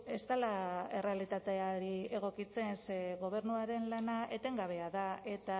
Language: Basque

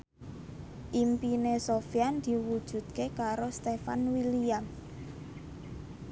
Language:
Javanese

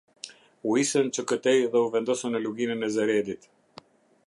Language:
Albanian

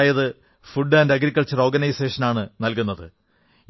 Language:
Malayalam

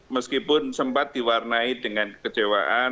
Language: Indonesian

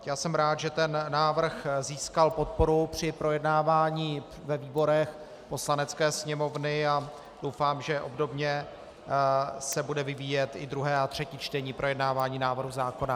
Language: Czech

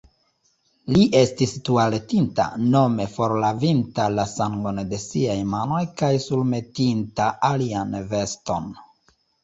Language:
Esperanto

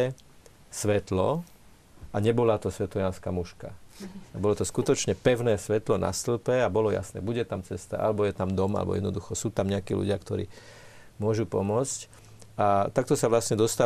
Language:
Slovak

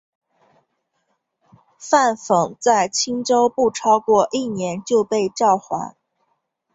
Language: Chinese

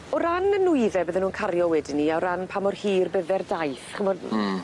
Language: Welsh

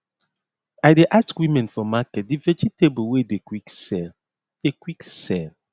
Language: Nigerian Pidgin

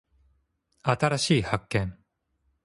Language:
Japanese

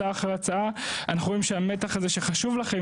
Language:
Hebrew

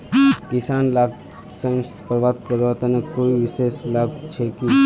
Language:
Magahi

